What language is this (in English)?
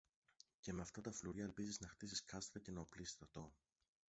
Greek